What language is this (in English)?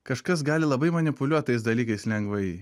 Lithuanian